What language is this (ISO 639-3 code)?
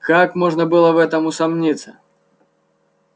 rus